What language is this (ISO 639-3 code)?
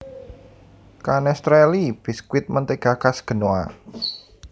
jav